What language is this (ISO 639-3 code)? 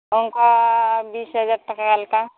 sat